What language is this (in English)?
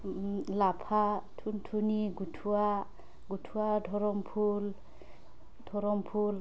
Bodo